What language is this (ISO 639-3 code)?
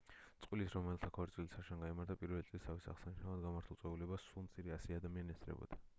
kat